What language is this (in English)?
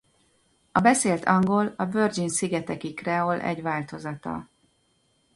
Hungarian